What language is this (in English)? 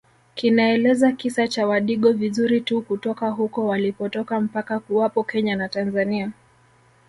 Swahili